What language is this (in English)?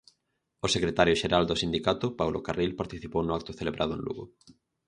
Galician